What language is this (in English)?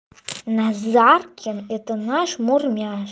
Russian